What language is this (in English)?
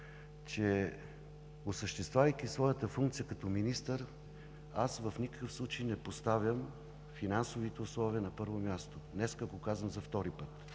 Bulgarian